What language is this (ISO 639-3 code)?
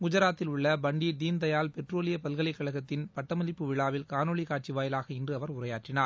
tam